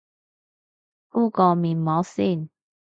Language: Cantonese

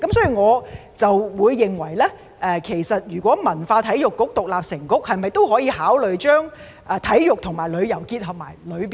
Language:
Cantonese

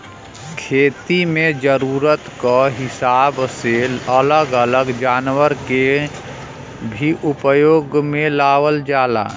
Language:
Bhojpuri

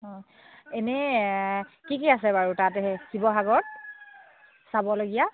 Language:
Assamese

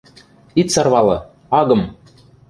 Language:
Western Mari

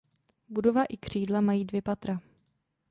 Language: Czech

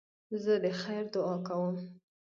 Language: Pashto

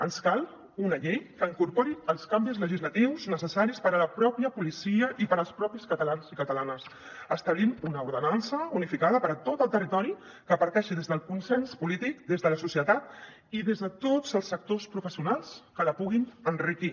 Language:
Catalan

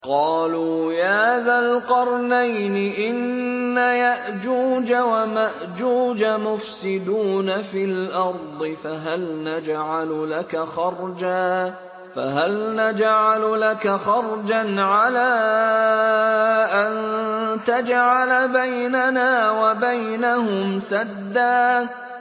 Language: Arabic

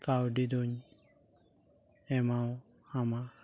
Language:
Santali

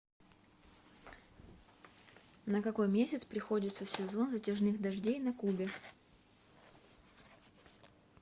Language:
Russian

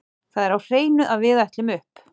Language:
Icelandic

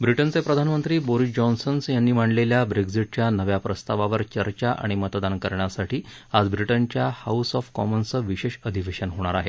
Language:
Marathi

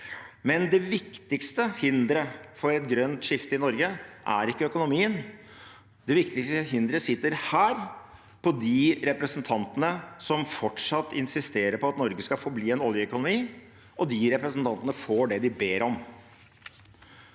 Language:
Norwegian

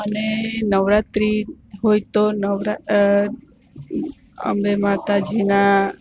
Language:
Gujarati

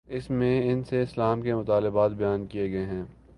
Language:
Urdu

